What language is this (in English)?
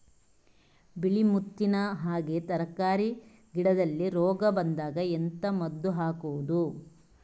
Kannada